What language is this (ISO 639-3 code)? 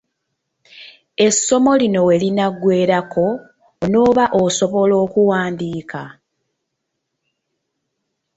lug